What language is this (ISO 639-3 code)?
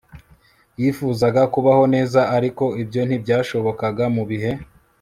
kin